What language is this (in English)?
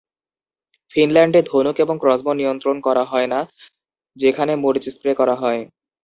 Bangla